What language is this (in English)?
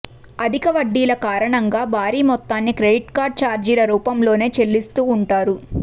Telugu